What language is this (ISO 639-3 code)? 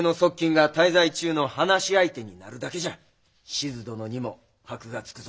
jpn